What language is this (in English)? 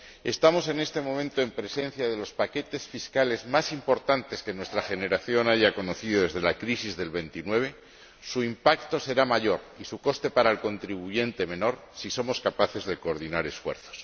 Spanish